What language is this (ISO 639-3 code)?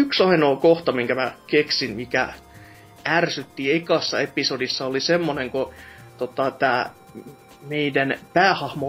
fin